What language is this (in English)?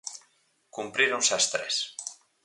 Galician